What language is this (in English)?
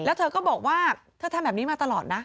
Thai